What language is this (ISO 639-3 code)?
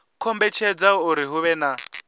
ven